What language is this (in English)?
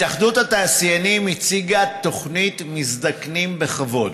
Hebrew